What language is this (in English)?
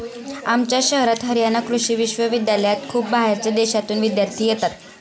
Marathi